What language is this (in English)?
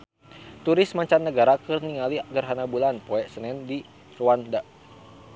Sundanese